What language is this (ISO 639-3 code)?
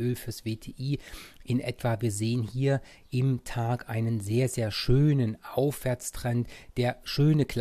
deu